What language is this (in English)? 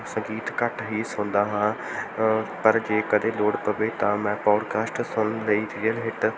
Punjabi